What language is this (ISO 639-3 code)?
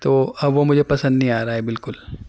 urd